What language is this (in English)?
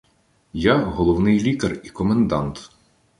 Ukrainian